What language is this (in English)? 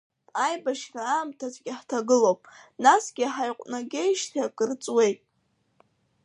Abkhazian